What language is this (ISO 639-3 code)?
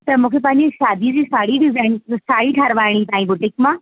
snd